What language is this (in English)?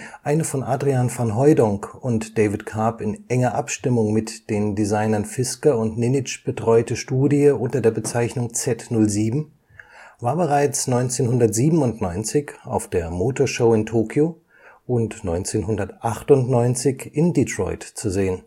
German